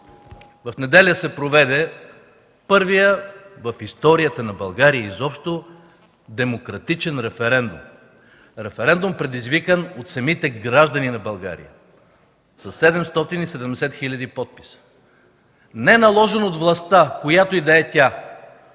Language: Bulgarian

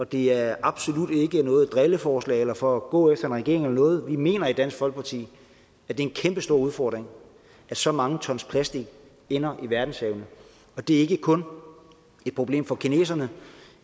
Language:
Danish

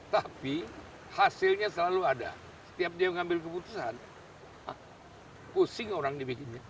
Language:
Indonesian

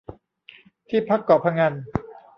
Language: Thai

